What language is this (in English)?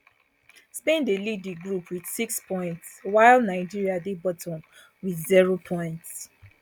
Nigerian Pidgin